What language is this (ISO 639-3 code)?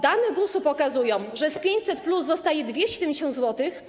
pol